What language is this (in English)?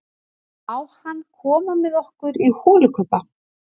Icelandic